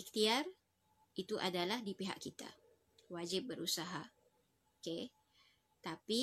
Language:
Malay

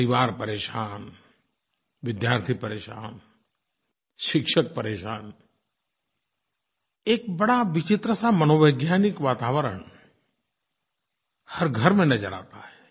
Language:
Hindi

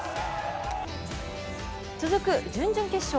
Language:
Japanese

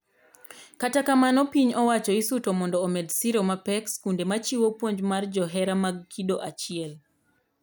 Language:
Luo (Kenya and Tanzania)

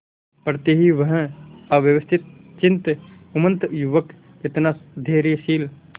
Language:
Hindi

